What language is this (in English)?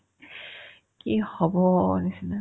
Assamese